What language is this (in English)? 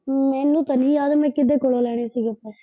Punjabi